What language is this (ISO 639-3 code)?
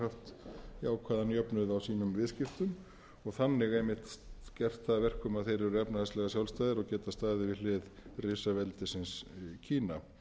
isl